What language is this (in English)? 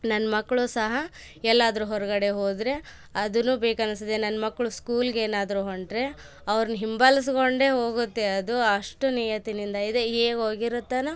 Kannada